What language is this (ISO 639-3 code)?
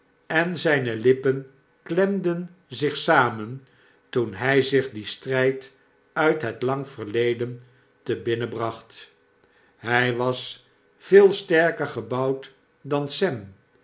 nld